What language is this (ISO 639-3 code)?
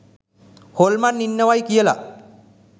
sin